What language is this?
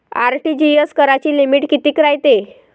Marathi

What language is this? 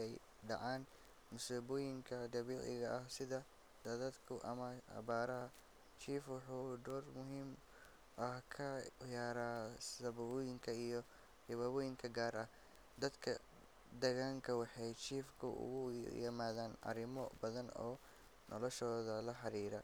Somali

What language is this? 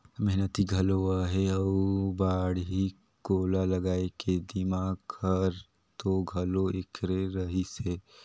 Chhattisgarhi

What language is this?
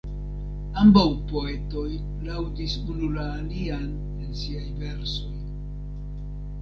Esperanto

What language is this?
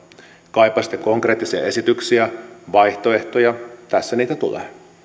Finnish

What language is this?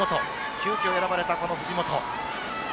Japanese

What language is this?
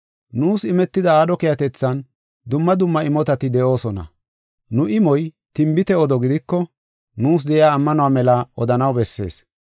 Gofa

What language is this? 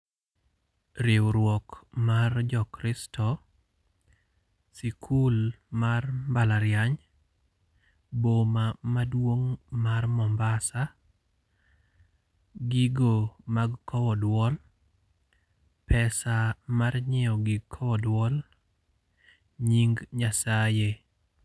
Luo (Kenya and Tanzania)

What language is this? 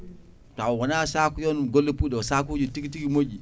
Fula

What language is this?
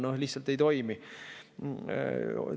Estonian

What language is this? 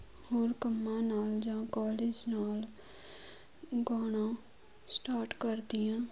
Punjabi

